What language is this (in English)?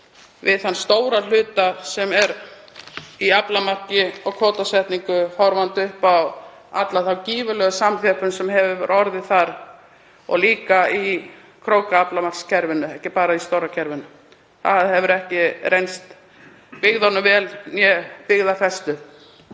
Icelandic